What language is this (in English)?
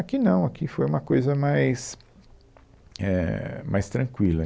Portuguese